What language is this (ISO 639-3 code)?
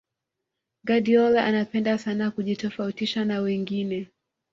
swa